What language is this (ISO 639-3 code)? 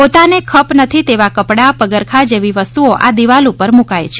guj